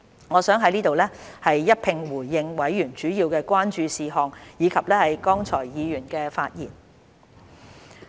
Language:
Cantonese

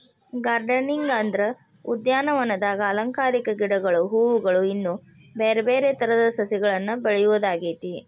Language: Kannada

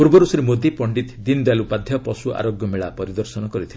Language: Odia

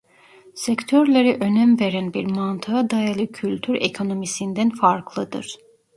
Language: Turkish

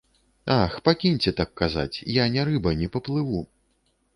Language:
Belarusian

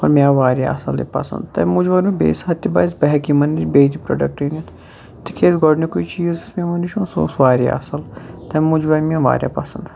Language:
Kashmiri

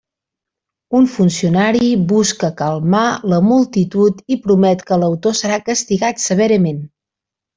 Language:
Catalan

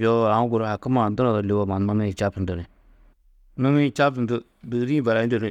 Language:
Tedaga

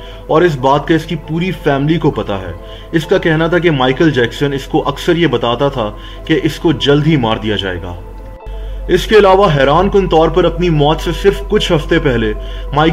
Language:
Hindi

